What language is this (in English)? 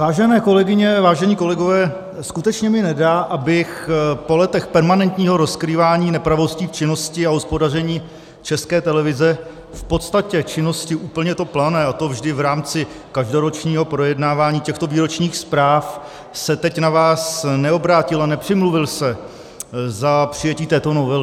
Czech